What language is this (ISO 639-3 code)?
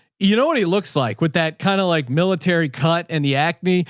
eng